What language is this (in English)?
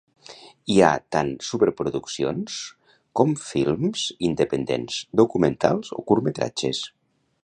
Catalan